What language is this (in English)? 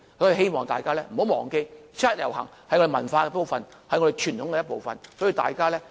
Cantonese